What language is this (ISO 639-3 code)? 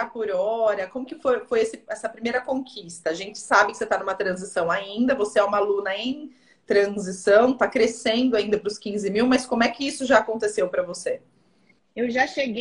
por